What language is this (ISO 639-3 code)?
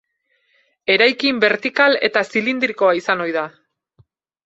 eus